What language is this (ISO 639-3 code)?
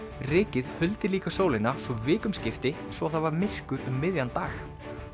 isl